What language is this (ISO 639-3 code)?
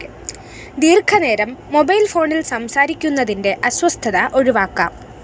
mal